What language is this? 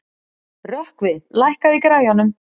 Icelandic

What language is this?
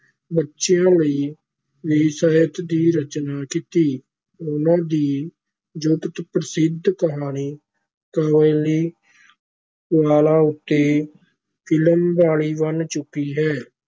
Punjabi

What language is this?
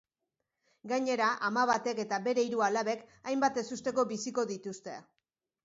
Basque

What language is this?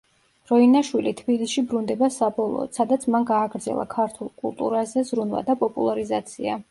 Georgian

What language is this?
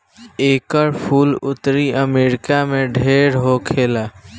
Bhojpuri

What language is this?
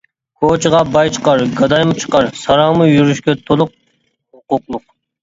Uyghur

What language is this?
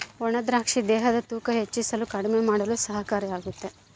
Kannada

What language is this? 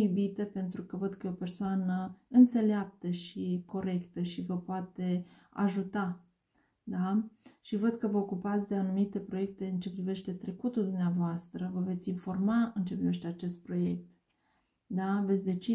Romanian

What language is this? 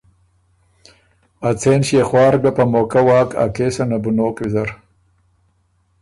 Ormuri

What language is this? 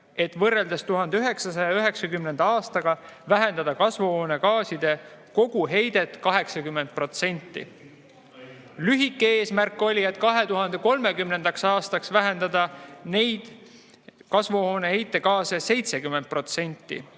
Estonian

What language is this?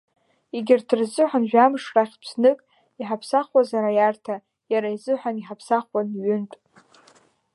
Abkhazian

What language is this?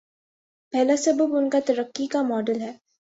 Urdu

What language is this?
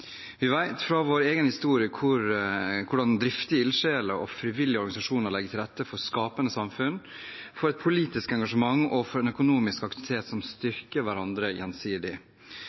Norwegian Bokmål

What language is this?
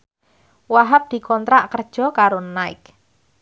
Javanese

